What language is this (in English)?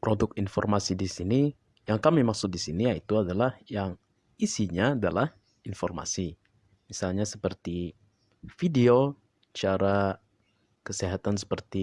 Indonesian